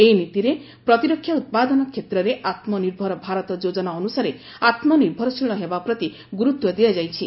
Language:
Odia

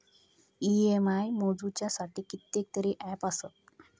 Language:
Marathi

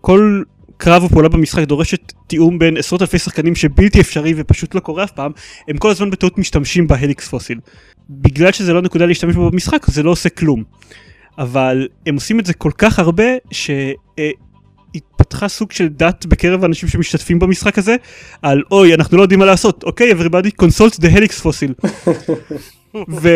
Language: Hebrew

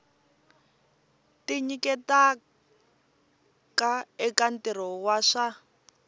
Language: Tsonga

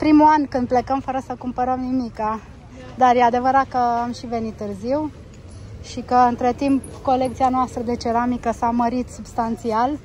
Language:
Romanian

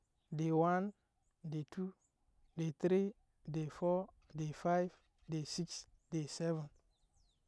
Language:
Nyankpa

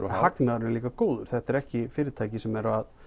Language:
Icelandic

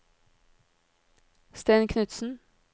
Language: Norwegian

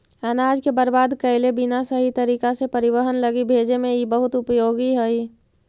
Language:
Magahi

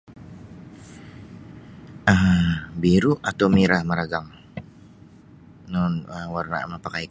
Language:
Sabah Bisaya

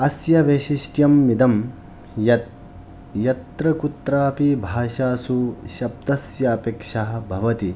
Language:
Sanskrit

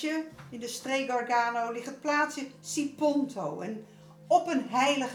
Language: Dutch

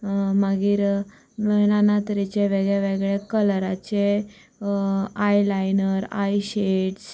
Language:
Konkani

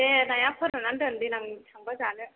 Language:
Bodo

